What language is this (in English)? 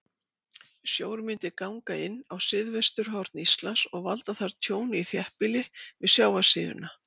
Icelandic